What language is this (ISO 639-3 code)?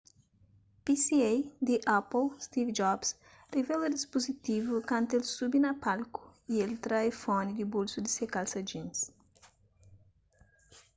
kea